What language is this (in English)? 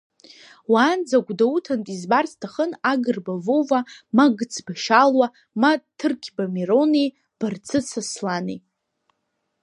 Abkhazian